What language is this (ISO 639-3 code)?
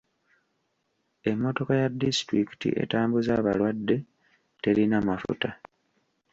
lug